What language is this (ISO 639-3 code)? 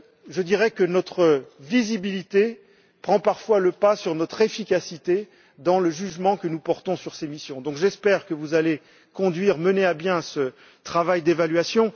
fra